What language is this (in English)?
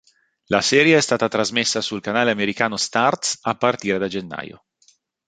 Italian